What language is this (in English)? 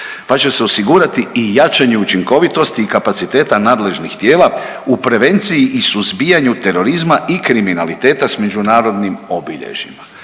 Croatian